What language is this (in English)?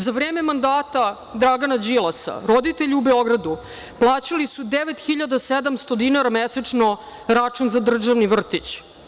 Serbian